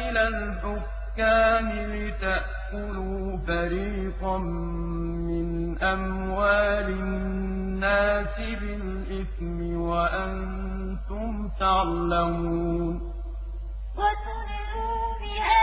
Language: Arabic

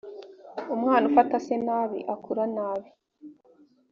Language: Kinyarwanda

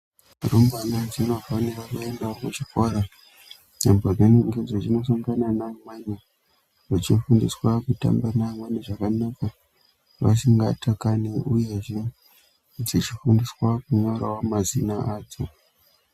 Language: Ndau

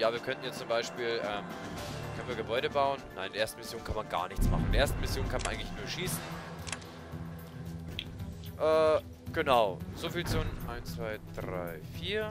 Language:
German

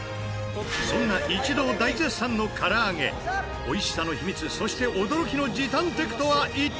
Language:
Japanese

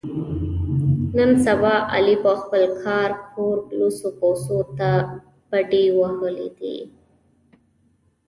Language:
Pashto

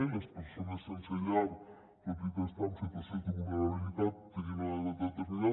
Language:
Catalan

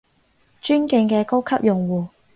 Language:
Cantonese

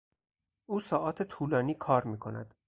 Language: Persian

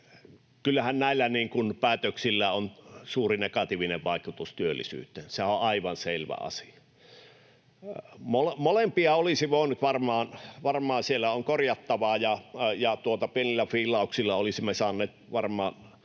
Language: Finnish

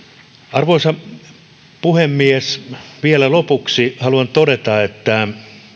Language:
Finnish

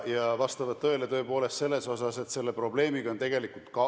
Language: Estonian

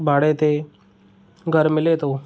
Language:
Sindhi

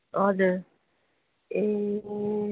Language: Nepali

